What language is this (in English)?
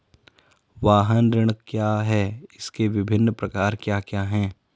Hindi